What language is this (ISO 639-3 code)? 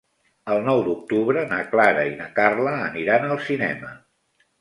cat